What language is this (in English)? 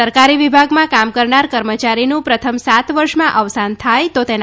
Gujarati